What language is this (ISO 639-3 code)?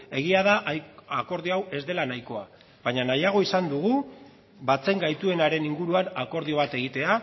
eus